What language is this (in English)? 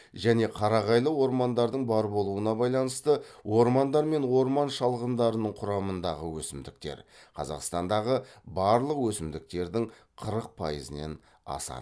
Kazakh